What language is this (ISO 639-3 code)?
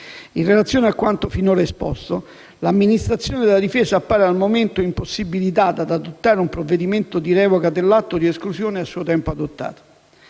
ita